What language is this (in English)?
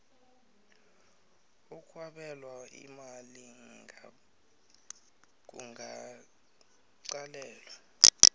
South Ndebele